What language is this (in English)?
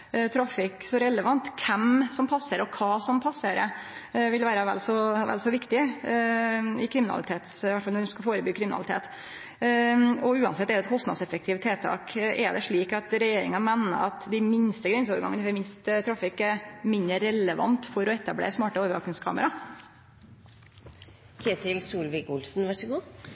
Norwegian Nynorsk